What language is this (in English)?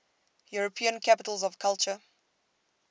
English